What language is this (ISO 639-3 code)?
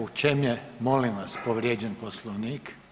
hrv